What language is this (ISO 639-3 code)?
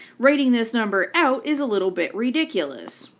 eng